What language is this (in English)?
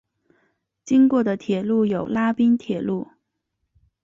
Chinese